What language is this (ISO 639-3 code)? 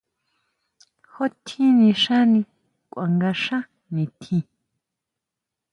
mau